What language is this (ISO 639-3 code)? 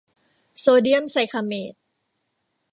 tha